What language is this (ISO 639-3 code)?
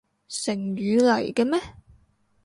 yue